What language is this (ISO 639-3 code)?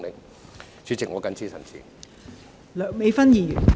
yue